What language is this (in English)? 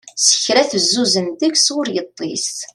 Kabyle